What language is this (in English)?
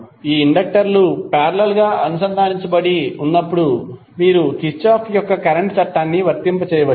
Telugu